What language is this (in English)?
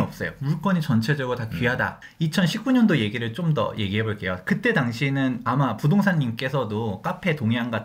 Korean